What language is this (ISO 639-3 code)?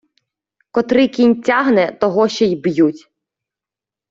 ukr